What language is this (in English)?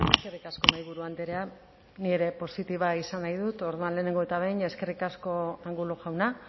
Basque